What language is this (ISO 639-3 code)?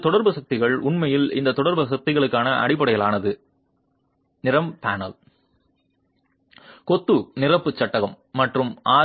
tam